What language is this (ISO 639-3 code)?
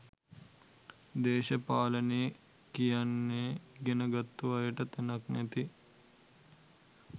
sin